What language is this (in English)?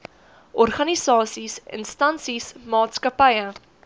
Afrikaans